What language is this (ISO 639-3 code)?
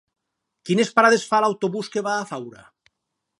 cat